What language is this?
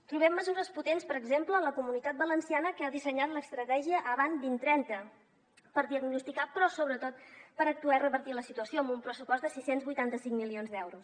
Catalan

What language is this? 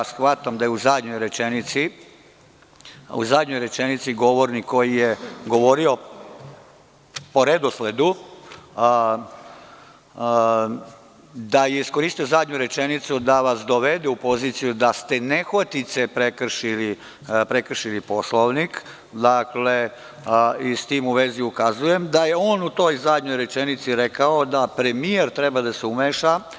Serbian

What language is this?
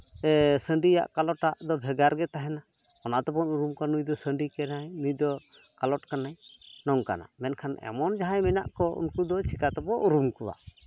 Santali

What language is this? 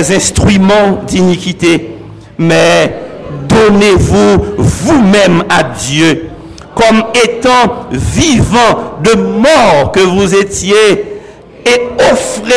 French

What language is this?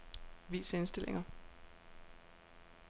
Danish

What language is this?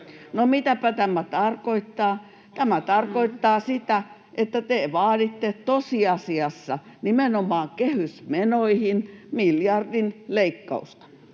Finnish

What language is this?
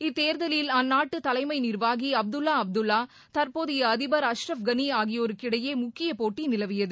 Tamil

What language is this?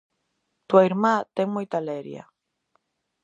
Galician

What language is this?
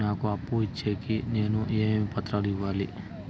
Telugu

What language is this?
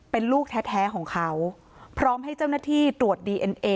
Thai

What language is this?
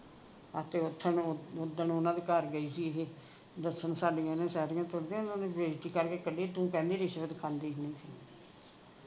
Punjabi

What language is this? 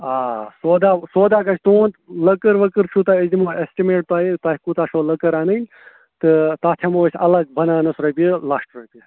Kashmiri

